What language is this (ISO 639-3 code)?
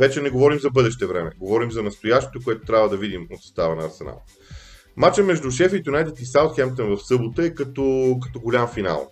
bul